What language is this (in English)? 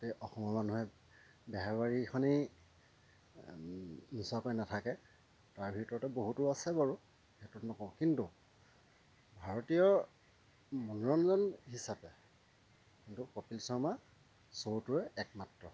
Assamese